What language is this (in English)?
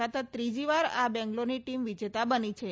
Gujarati